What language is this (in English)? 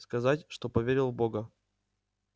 Russian